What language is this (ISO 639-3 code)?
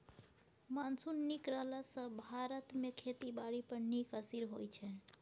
mai